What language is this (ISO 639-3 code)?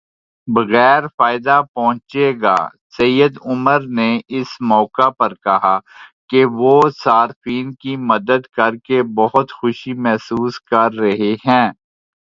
urd